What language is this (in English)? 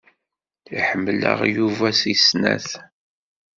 Kabyle